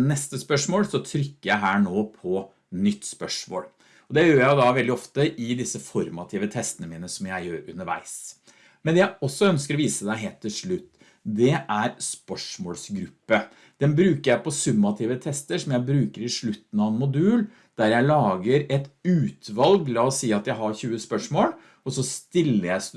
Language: Norwegian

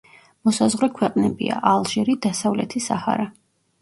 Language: Georgian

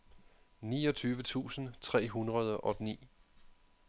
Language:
Danish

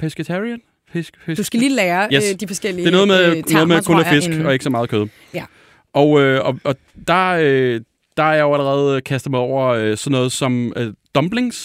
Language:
Danish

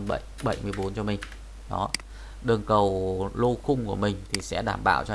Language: Vietnamese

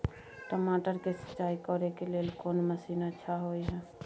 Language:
Maithili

